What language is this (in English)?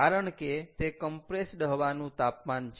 Gujarati